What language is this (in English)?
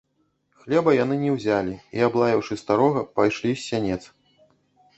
Belarusian